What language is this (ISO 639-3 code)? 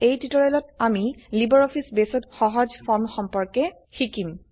asm